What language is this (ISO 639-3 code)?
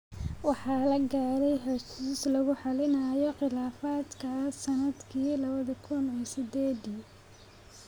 som